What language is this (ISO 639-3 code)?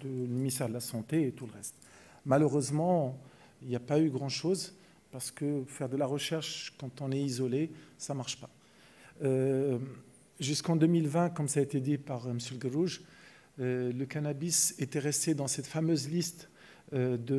fra